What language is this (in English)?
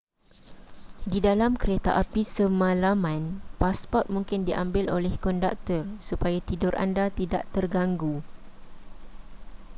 Malay